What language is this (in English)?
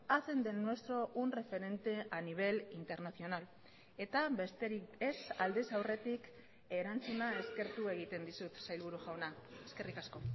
Basque